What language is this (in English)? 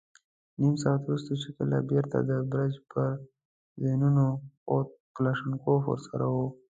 Pashto